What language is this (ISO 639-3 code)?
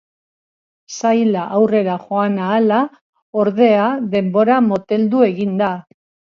eus